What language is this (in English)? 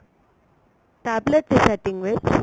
Punjabi